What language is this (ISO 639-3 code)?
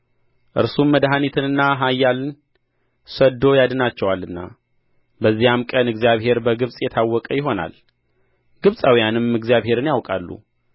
amh